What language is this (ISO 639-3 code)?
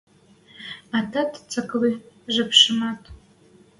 mrj